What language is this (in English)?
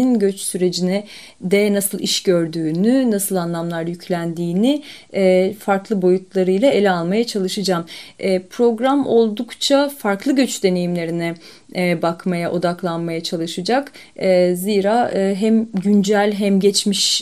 Turkish